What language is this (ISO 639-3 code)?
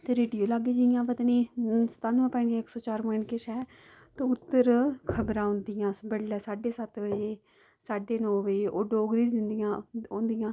doi